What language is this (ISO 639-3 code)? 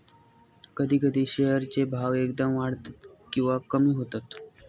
mar